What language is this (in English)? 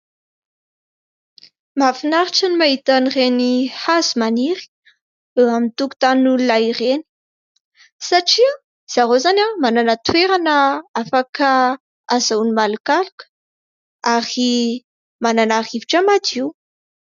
Malagasy